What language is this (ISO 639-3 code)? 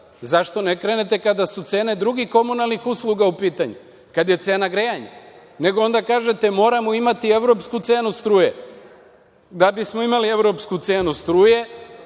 srp